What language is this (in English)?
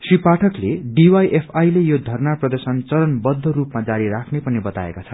Nepali